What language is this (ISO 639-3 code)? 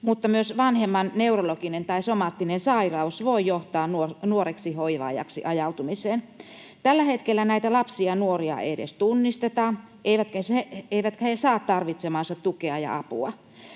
fin